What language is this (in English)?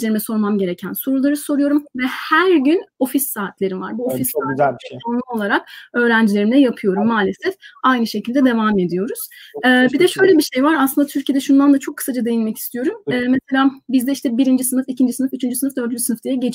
Turkish